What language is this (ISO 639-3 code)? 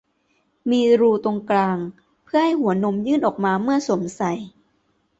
tha